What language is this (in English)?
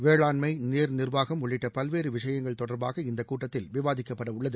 Tamil